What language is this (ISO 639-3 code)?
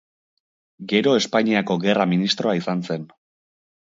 eus